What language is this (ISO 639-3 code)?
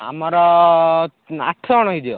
ori